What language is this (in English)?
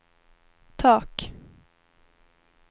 Swedish